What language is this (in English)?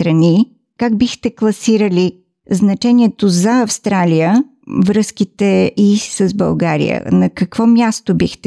Bulgarian